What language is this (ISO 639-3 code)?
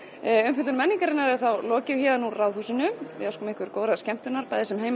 isl